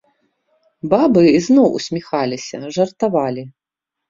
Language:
Belarusian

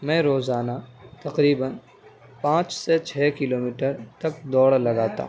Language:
Urdu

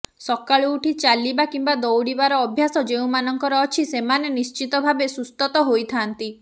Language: Odia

